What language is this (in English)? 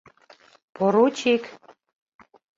Mari